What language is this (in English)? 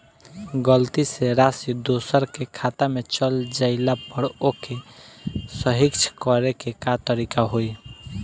Bhojpuri